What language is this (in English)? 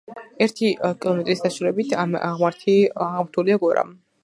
Georgian